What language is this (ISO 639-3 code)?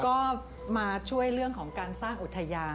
tha